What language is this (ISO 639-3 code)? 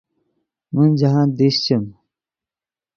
ydg